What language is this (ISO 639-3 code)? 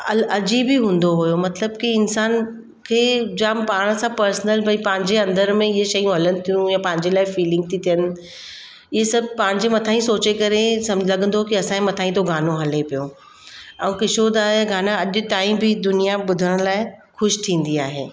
snd